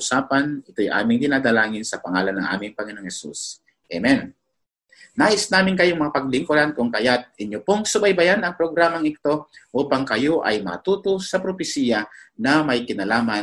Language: Filipino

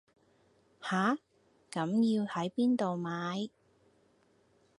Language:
Cantonese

